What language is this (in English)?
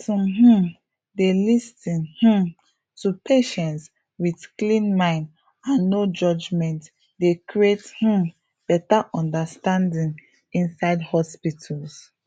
Nigerian Pidgin